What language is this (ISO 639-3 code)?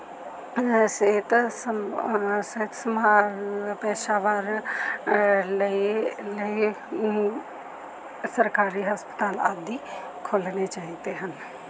pan